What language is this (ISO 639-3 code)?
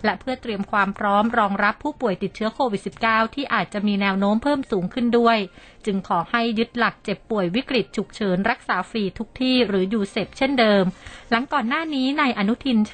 tha